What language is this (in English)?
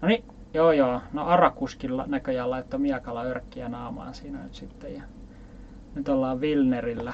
Finnish